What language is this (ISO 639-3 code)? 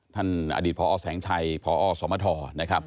tha